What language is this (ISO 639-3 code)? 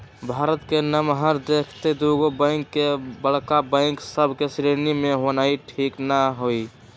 mag